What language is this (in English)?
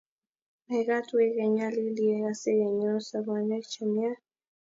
Kalenjin